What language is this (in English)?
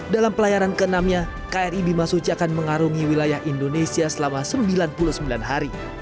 Indonesian